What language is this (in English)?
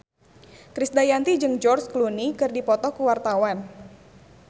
Sundanese